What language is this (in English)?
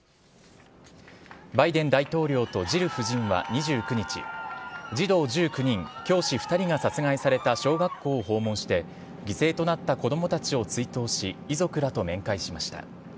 Japanese